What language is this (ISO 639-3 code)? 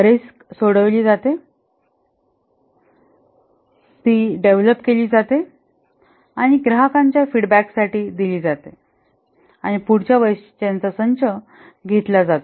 mar